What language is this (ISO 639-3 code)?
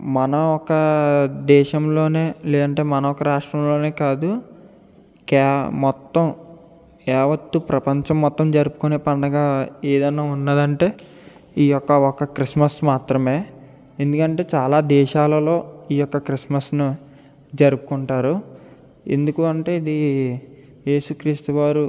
tel